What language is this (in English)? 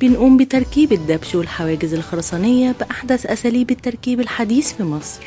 Arabic